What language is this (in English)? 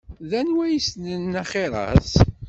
Kabyle